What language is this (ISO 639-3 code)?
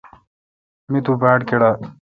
xka